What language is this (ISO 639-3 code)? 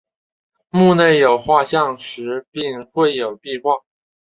zho